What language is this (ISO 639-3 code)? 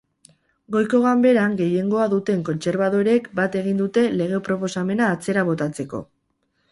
eus